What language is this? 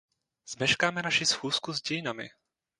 Czech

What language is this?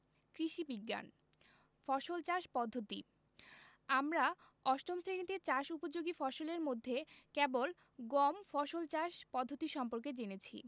Bangla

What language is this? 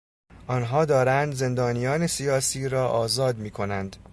Persian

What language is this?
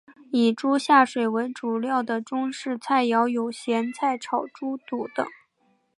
Chinese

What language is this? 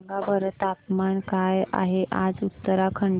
Marathi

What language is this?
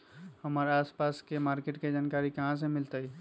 Magahi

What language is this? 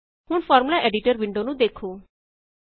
Punjabi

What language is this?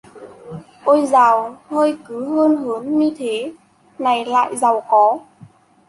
Vietnamese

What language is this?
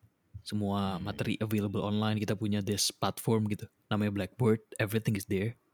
Indonesian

